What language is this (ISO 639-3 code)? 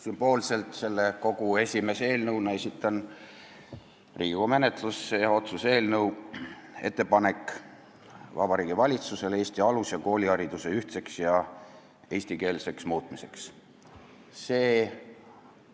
est